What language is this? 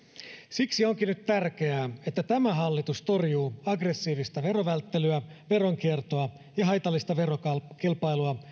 Finnish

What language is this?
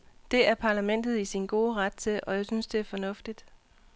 Danish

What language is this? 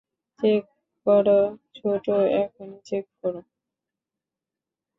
Bangla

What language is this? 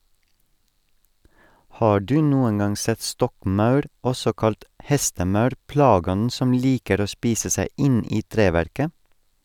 Norwegian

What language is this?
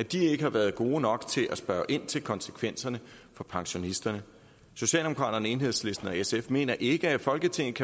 Danish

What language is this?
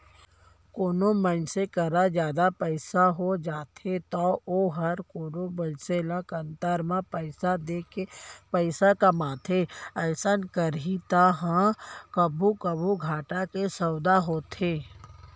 Chhattisgarhi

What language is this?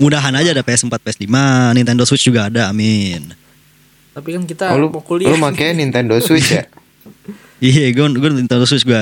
Indonesian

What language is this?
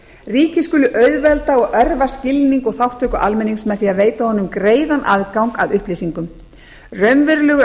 Icelandic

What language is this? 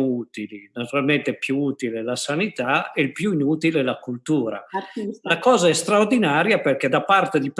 Italian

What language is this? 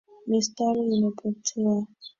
Swahili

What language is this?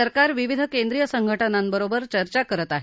Marathi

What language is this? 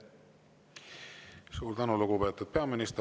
Estonian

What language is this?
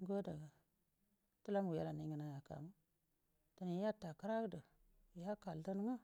Buduma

